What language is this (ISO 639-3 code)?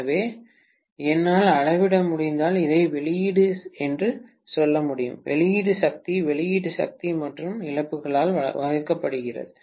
tam